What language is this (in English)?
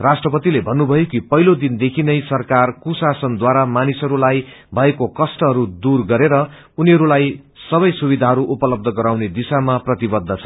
Nepali